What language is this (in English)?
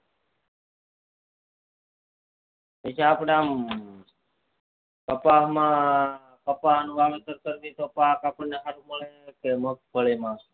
Gujarati